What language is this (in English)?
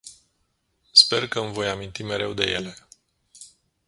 Romanian